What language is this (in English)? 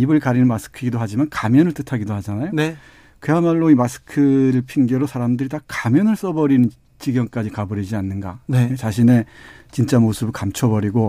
Korean